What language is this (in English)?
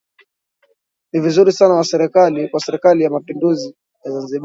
Swahili